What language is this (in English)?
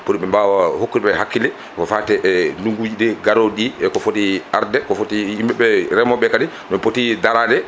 Fula